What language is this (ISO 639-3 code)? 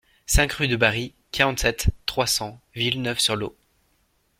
fra